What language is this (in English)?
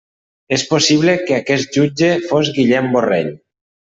Catalan